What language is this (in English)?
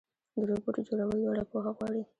Pashto